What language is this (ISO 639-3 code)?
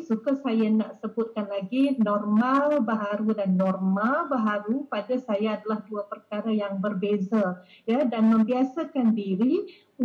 msa